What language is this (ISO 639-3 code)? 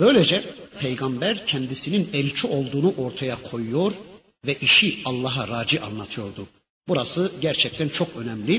tur